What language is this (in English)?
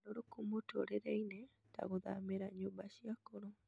Kikuyu